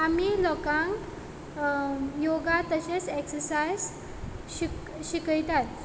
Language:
Konkani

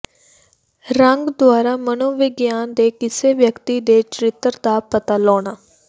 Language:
Punjabi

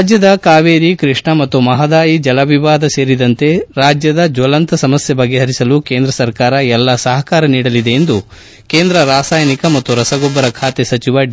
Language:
Kannada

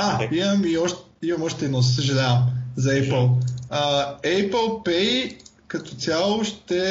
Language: Bulgarian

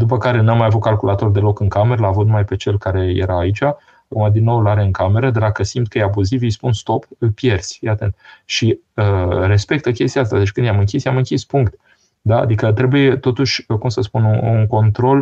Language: Romanian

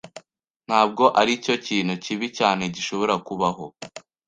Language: Kinyarwanda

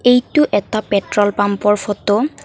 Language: Assamese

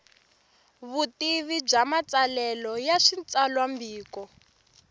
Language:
Tsonga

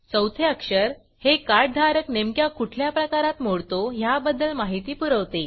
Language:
Marathi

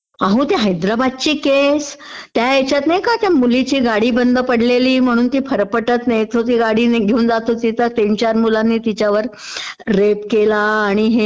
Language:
Marathi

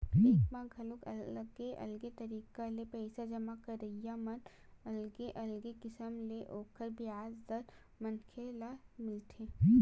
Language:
Chhattisgarhi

